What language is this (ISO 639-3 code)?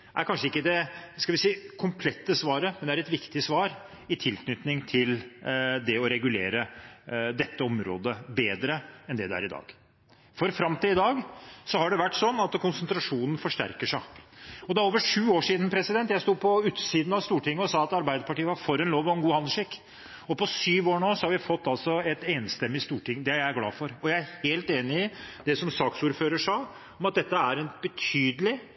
nob